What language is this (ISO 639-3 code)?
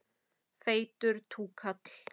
isl